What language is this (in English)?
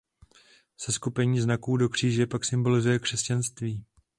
Czech